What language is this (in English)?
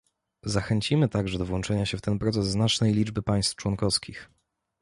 Polish